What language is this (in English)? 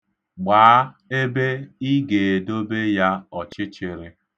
Igbo